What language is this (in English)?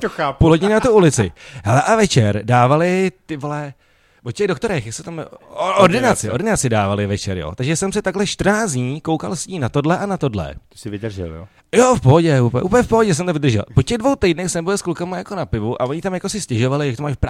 Czech